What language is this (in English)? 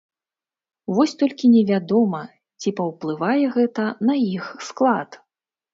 Belarusian